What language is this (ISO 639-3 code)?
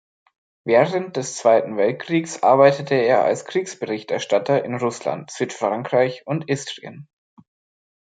deu